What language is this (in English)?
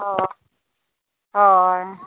Santali